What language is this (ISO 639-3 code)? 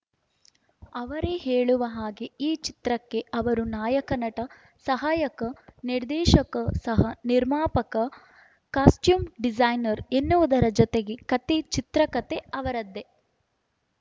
kan